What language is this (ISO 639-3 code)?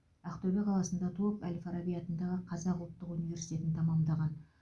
kaz